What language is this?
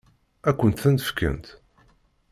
Kabyle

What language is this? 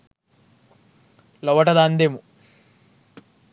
Sinhala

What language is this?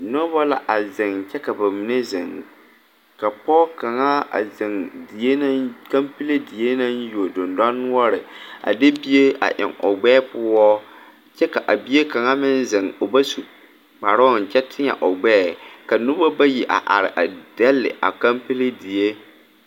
Southern Dagaare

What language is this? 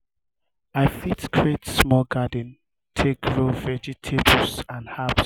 Nigerian Pidgin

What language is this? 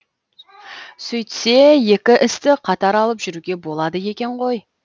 Kazakh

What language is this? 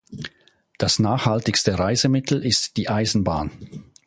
German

